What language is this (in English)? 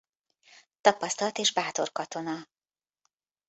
Hungarian